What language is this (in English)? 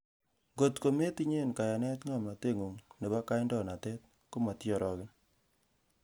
Kalenjin